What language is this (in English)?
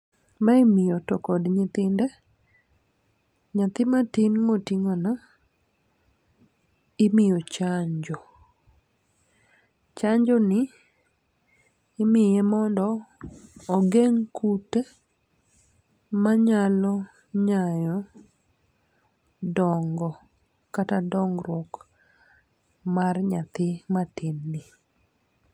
Luo (Kenya and Tanzania)